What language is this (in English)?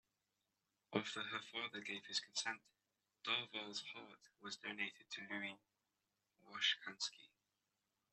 English